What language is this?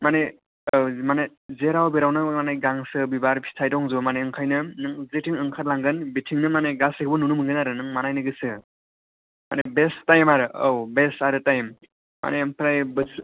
Bodo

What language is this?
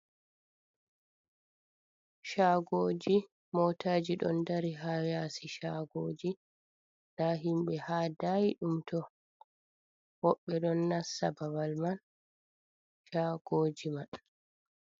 Fula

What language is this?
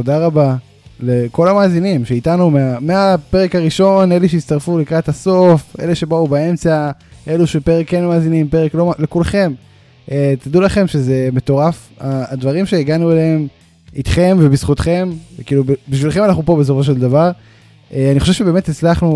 Hebrew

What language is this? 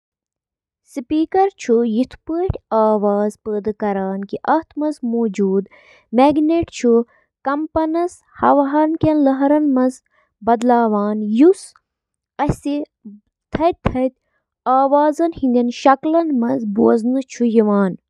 Kashmiri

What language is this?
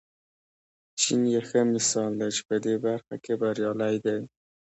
Pashto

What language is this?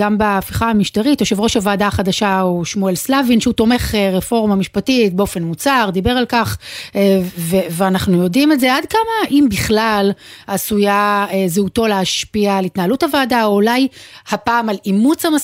Hebrew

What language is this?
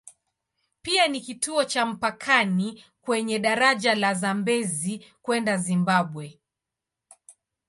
Swahili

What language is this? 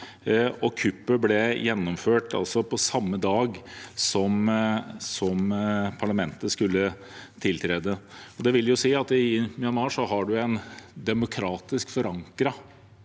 Norwegian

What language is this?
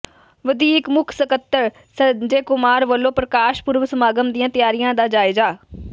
Punjabi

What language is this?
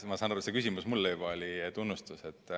Estonian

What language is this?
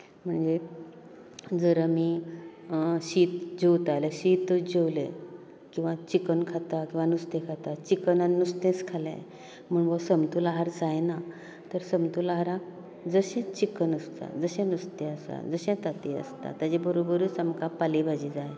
Konkani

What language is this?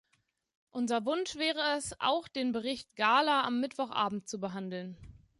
German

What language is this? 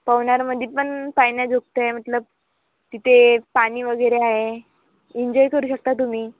Marathi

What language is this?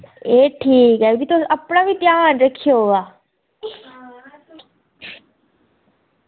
Dogri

